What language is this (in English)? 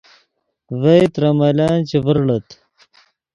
Yidgha